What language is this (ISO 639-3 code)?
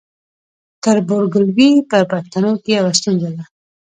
pus